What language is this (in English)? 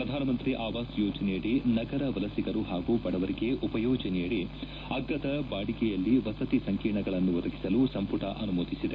Kannada